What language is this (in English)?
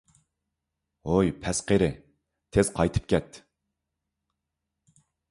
Uyghur